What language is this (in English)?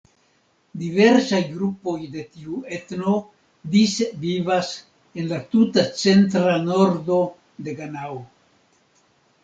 Esperanto